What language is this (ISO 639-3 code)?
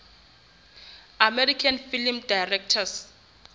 sot